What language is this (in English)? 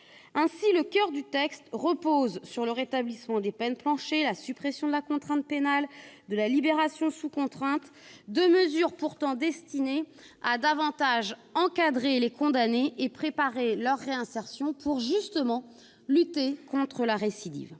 French